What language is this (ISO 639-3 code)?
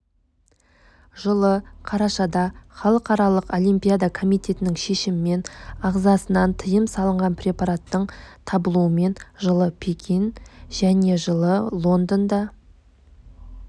kaz